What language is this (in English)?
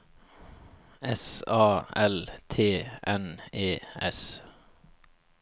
Norwegian